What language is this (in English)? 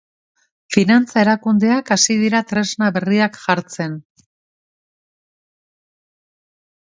Basque